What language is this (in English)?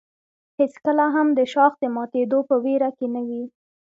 Pashto